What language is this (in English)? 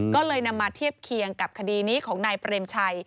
Thai